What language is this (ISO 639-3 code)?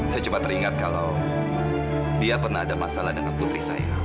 ind